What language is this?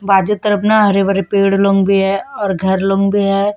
Hindi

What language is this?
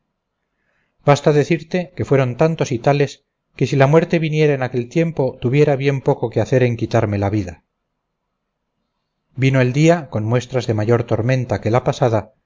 Spanish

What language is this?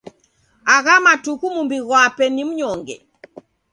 Taita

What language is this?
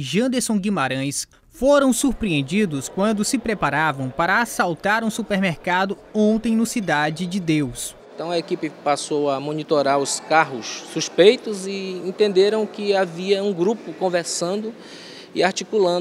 Portuguese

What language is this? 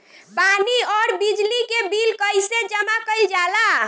Bhojpuri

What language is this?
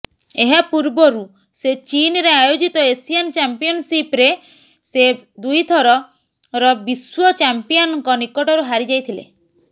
Odia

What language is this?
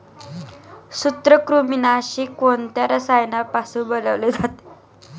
Marathi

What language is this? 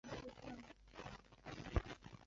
Chinese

